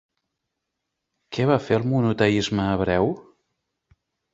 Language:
Catalan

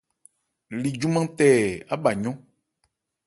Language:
Ebrié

